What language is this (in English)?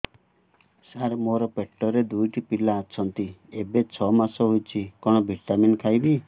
Odia